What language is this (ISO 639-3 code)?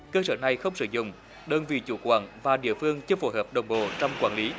vie